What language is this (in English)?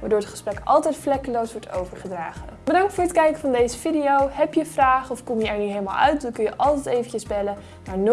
Dutch